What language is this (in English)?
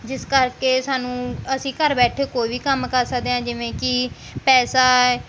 Punjabi